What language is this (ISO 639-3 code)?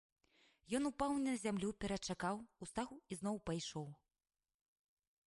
bel